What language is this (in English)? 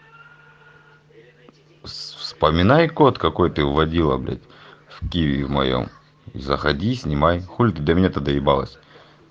Russian